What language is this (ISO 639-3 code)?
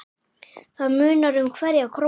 isl